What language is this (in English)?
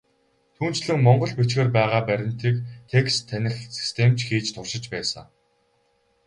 Mongolian